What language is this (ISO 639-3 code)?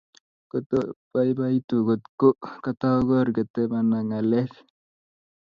kln